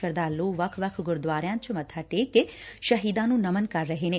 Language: Punjabi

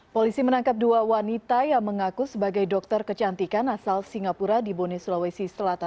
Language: Indonesian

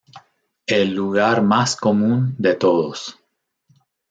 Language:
Spanish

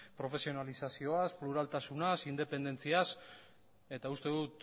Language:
Basque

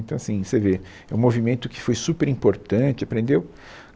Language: Portuguese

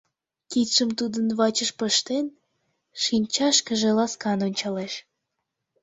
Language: Mari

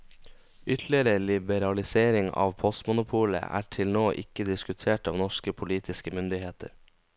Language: Norwegian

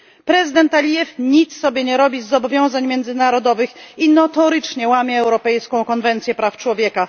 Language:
Polish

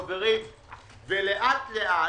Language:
Hebrew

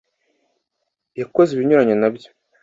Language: Kinyarwanda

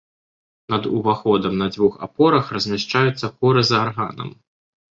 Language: Belarusian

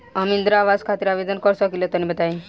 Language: Bhojpuri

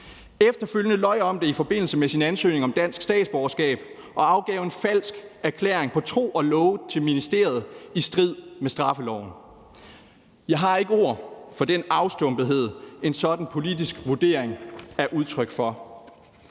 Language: Danish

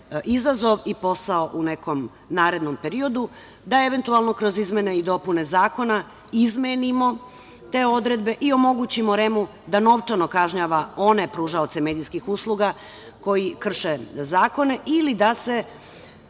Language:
Serbian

